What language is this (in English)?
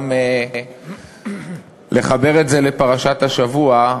Hebrew